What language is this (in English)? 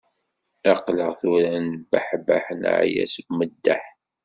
Kabyle